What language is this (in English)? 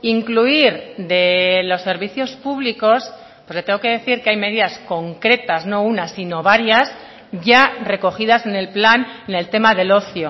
Spanish